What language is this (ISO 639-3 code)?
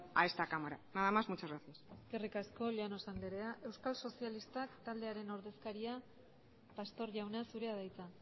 eus